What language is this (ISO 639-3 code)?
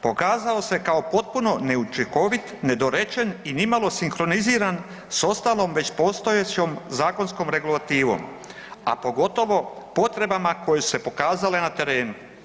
hrv